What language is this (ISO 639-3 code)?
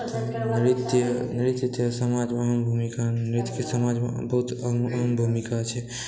mai